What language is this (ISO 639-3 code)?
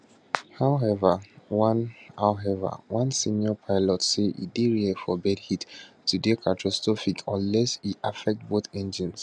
pcm